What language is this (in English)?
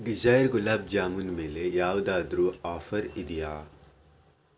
Kannada